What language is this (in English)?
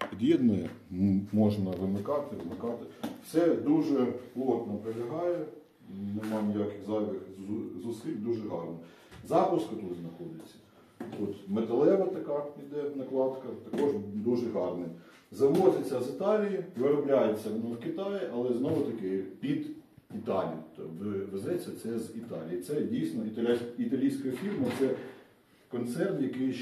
Ukrainian